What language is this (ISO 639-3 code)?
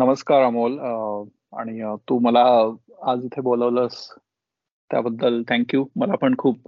mar